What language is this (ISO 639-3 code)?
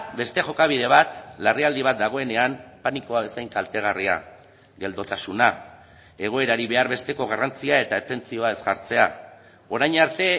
eus